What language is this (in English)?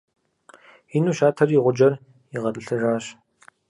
Kabardian